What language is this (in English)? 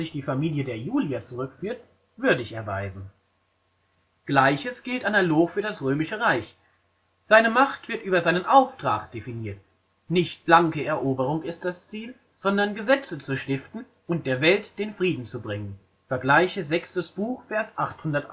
German